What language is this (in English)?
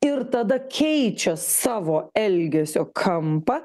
Lithuanian